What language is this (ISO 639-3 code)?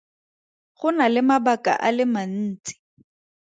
tsn